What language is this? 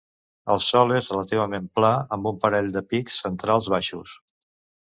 Catalan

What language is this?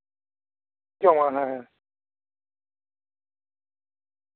Santali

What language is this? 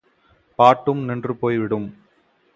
Tamil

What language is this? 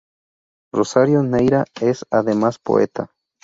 Spanish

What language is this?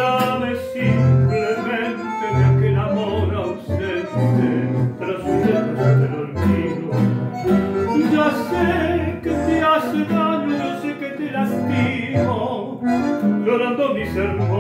Romanian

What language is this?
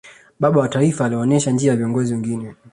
Swahili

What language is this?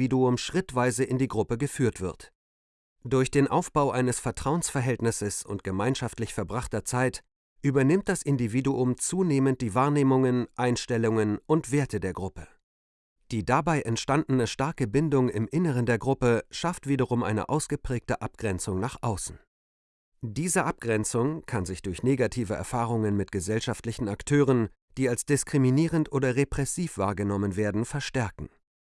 German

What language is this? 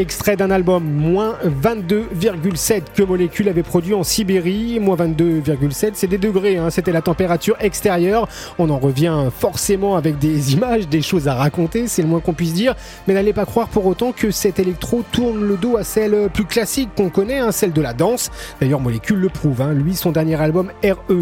French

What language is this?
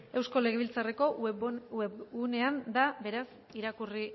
Basque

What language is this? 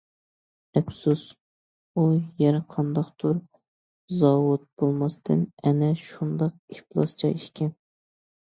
Uyghur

